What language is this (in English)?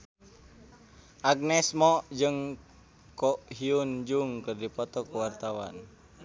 Sundanese